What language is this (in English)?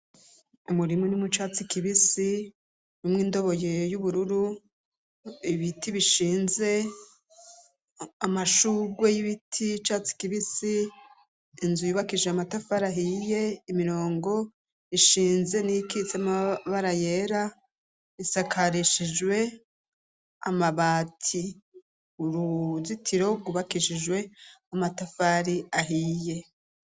Rundi